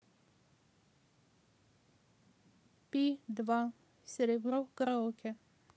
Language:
Russian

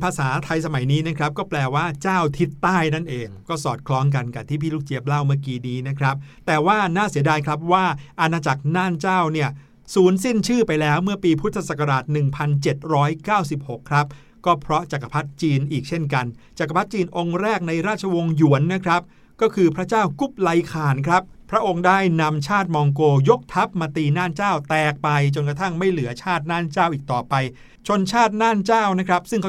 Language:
Thai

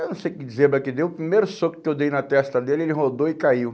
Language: Portuguese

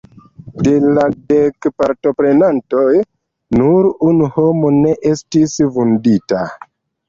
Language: Esperanto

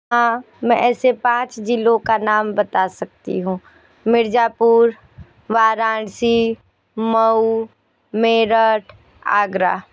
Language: Hindi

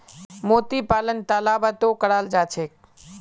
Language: Magahi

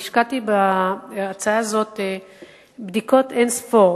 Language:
Hebrew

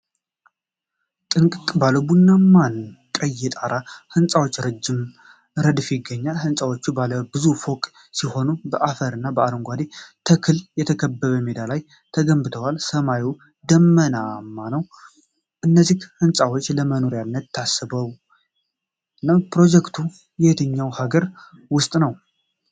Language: Amharic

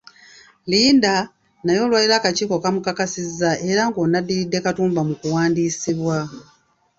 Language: Ganda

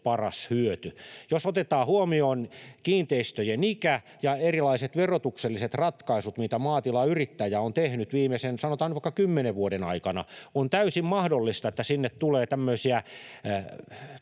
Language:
Finnish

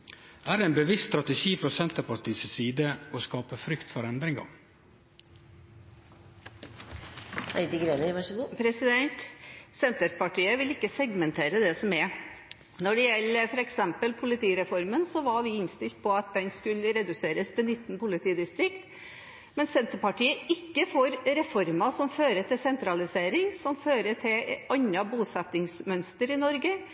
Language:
Norwegian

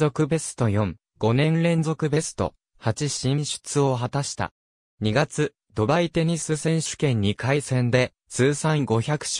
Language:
Japanese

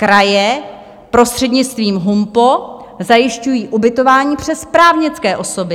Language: Czech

